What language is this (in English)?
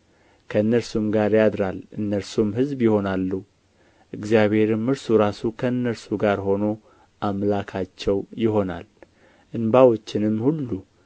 Amharic